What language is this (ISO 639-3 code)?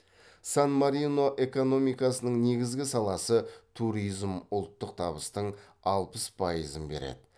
kaz